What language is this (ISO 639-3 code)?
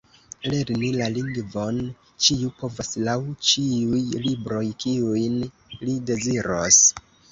epo